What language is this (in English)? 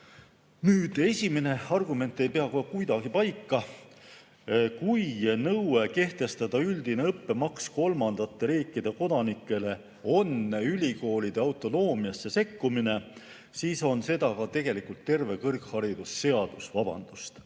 Estonian